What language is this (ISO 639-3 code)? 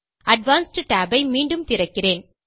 tam